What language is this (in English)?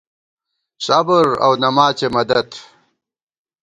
Gawar-Bati